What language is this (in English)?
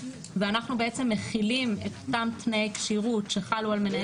Hebrew